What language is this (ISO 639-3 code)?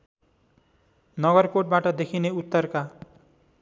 nep